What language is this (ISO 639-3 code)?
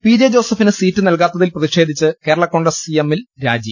mal